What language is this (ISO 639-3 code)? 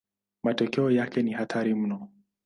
swa